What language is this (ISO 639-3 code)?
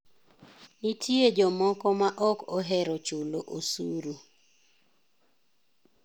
luo